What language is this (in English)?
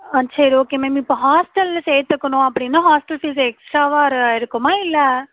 Tamil